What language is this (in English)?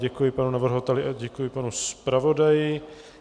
Czech